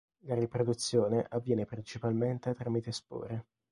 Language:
Italian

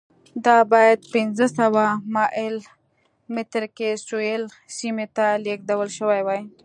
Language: Pashto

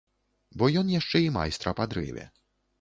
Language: Belarusian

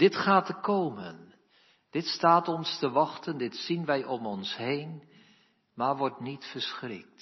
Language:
Dutch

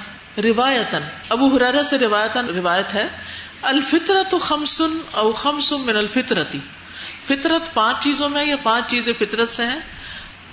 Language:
Urdu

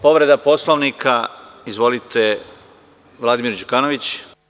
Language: Serbian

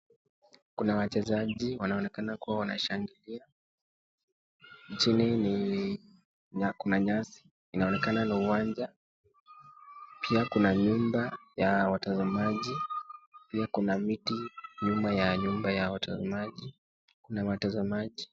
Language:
Swahili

